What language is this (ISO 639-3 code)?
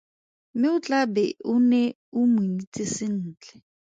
tsn